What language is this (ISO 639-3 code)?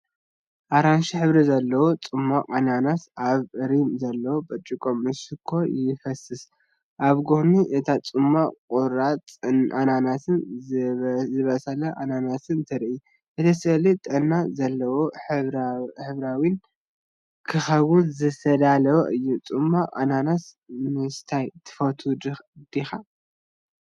tir